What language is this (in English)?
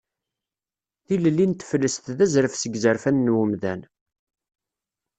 Kabyle